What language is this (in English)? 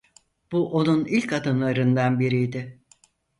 Turkish